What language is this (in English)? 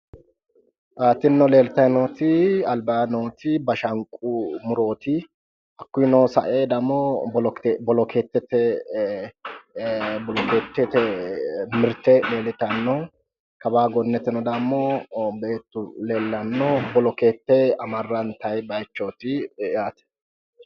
Sidamo